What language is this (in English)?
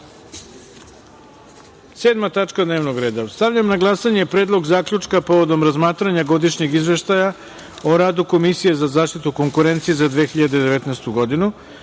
Serbian